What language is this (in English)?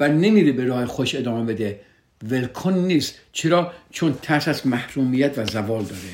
Persian